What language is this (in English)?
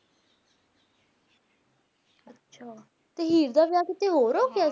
Punjabi